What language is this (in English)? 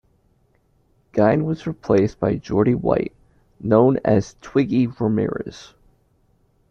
English